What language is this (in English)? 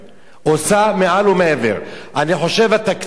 Hebrew